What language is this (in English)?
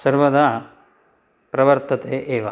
Sanskrit